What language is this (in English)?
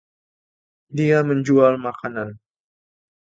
Indonesian